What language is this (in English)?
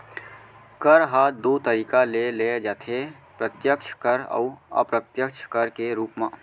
Chhattisgarhi